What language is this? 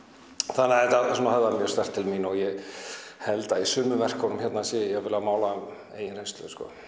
Icelandic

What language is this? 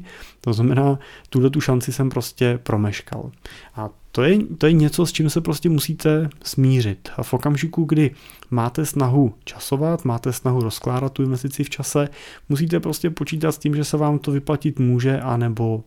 Czech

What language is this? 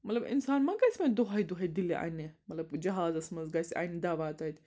Kashmiri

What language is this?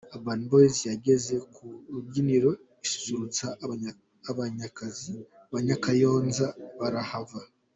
Kinyarwanda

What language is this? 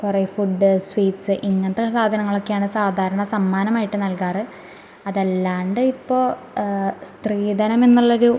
Malayalam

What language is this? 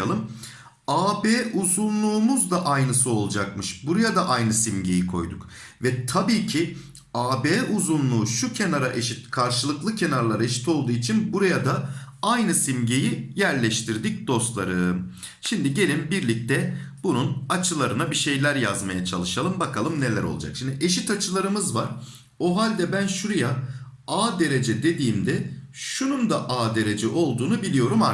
Turkish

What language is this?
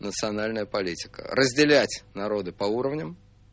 Russian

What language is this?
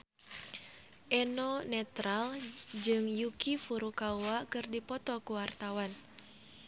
Sundanese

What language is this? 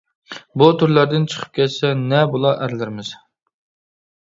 Uyghur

